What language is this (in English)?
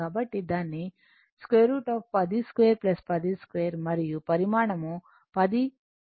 Telugu